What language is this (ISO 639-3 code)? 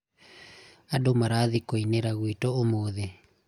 kik